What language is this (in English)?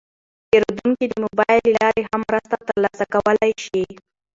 Pashto